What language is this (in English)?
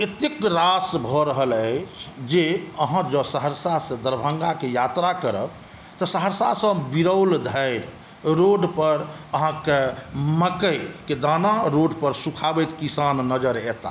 Maithili